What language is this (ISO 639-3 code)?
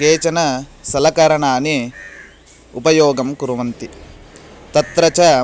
san